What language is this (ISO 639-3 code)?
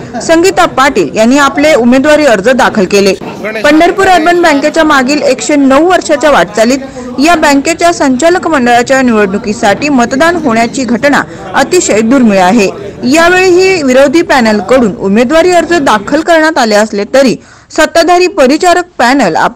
hin